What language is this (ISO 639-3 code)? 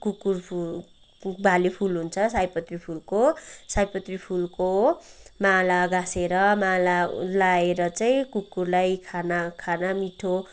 nep